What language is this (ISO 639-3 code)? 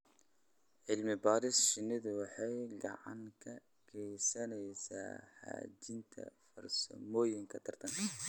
som